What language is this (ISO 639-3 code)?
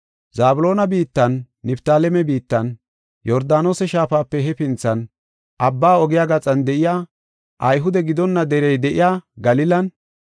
gof